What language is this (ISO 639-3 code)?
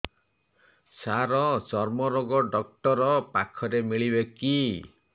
ori